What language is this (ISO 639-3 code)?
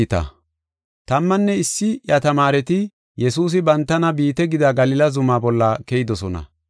gof